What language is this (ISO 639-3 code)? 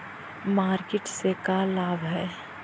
mag